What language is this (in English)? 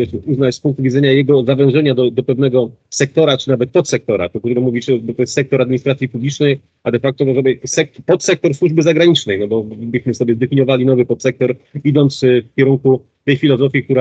Polish